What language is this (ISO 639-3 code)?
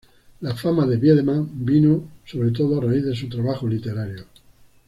spa